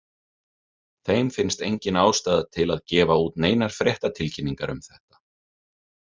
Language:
Icelandic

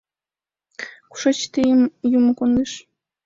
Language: Mari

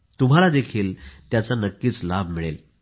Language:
Marathi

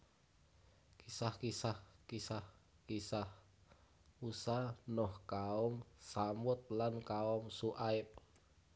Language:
Javanese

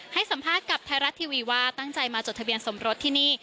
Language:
Thai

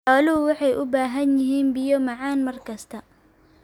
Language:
Somali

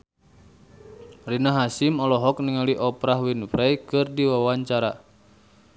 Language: Sundanese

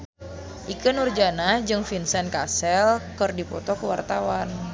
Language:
Sundanese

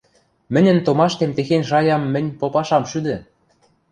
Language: Western Mari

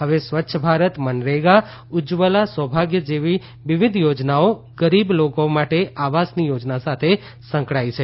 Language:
Gujarati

